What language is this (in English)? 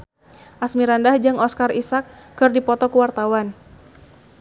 Sundanese